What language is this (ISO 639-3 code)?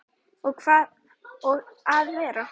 isl